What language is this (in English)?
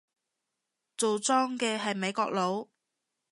Cantonese